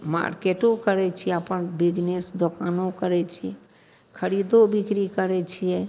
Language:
Maithili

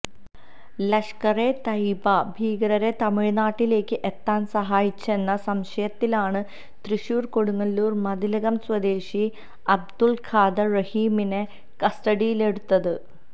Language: Malayalam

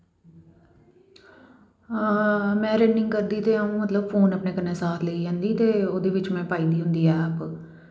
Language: Dogri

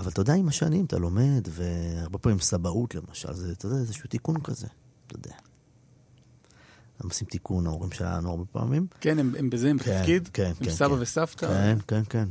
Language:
Hebrew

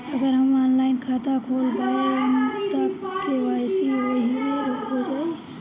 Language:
Bhojpuri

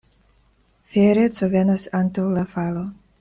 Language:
Esperanto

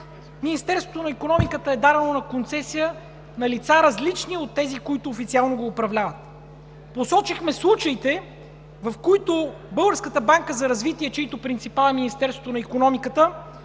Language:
Bulgarian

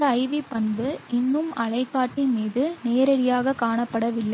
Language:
Tamil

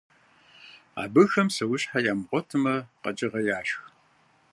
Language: Kabardian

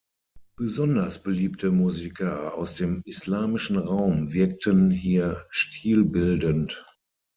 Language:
German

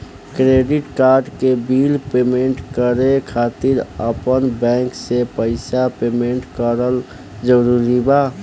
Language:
Bhojpuri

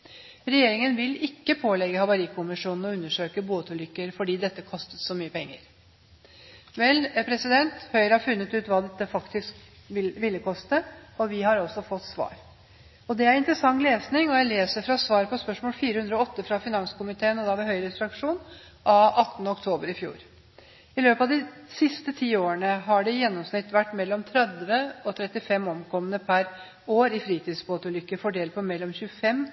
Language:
Norwegian Bokmål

